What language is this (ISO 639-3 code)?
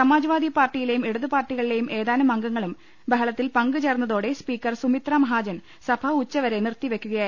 mal